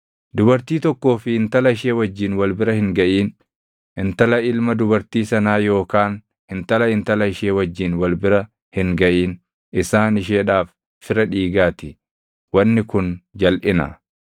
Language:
Oromo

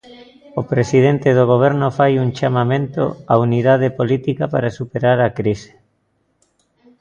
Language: Galician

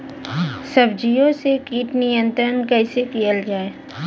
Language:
Bhojpuri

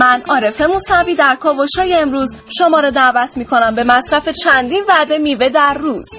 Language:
Persian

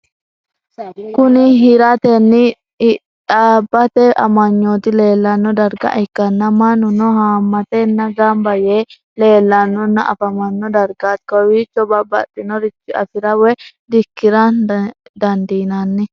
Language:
Sidamo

